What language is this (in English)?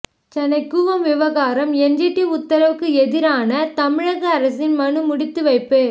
Tamil